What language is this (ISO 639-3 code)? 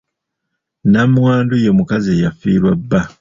lug